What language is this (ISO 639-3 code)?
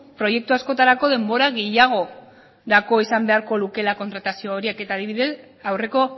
eus